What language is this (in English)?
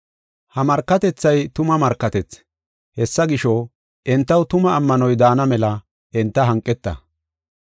Gofa